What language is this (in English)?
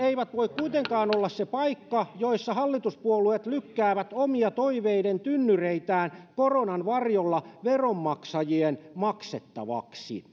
Finnish